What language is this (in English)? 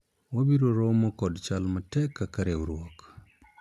Luo (Kenya and Tanzania)